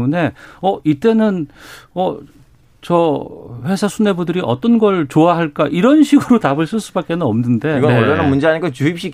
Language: Korean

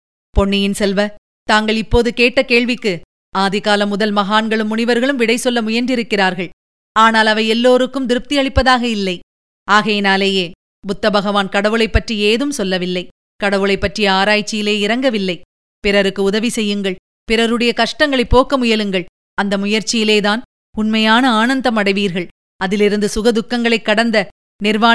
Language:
Tamil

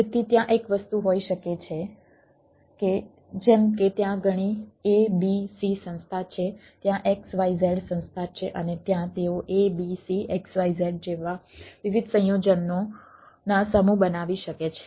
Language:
Gujarati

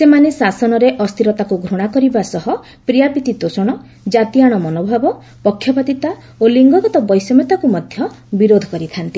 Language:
Odia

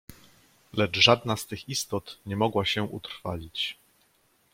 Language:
Polish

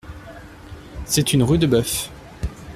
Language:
French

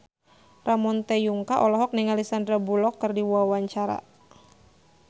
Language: Sundanese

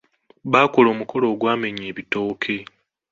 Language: Ganda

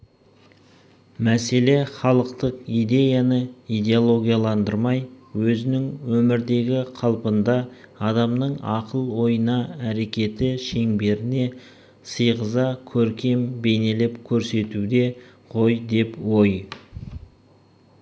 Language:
Kazakh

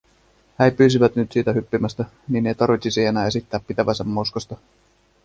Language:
Finnish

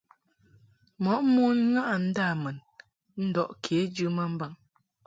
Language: Mungaka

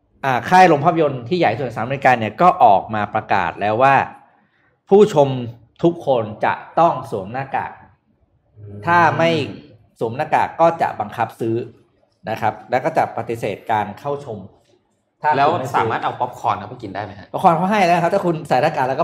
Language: Thai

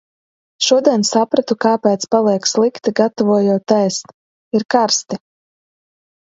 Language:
Latvian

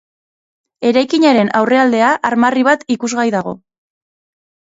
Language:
Basque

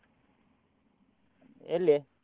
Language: Kannada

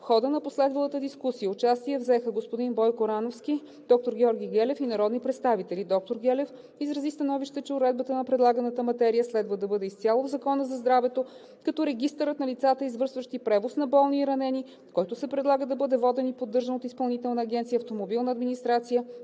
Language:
Bulgarian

